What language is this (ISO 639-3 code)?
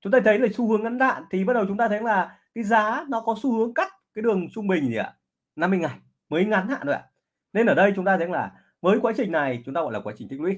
vie